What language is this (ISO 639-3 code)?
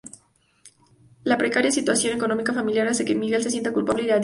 spa